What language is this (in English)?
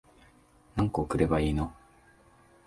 Japanese